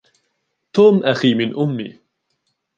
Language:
Arabic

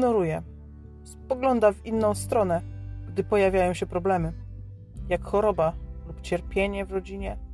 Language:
Polish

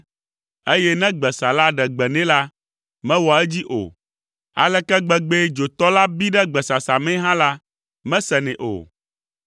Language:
Ewe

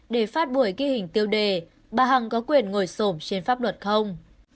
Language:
Vietnamese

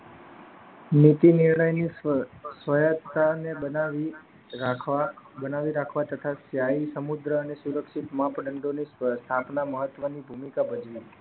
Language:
Gujarati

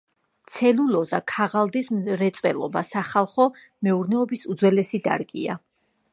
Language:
Georgian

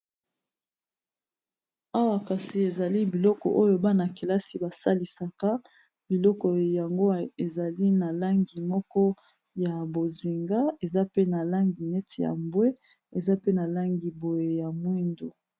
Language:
Lingala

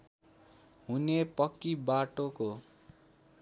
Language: Nepali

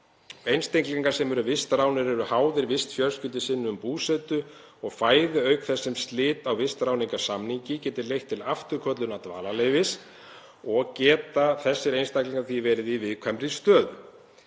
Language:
Icelandic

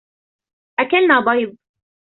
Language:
Arabic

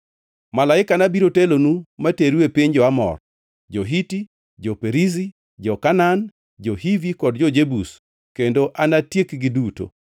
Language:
Luo (Kenya and Tanzania)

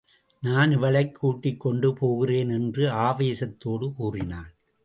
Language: Tamil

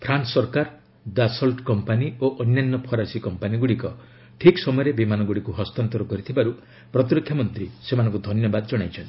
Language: Odia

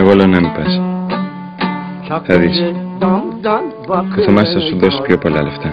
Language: Greek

